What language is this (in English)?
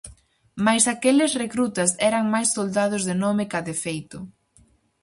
Galician